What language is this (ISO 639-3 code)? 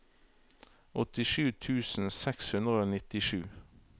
nor